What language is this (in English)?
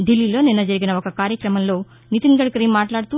Telugu